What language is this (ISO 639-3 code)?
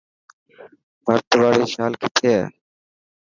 mki